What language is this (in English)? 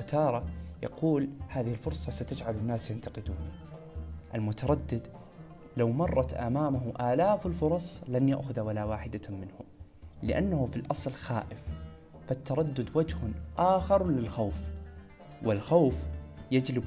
Arabic